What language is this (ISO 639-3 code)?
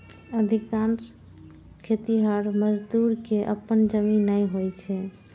mai